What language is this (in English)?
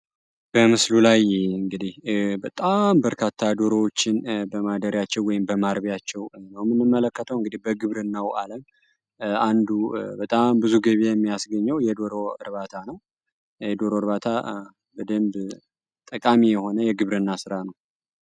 Amharic